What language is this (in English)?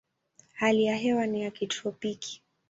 Swahili